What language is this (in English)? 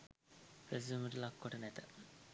Sinhala